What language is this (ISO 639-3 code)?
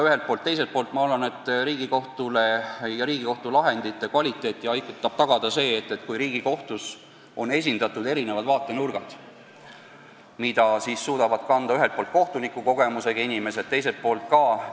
est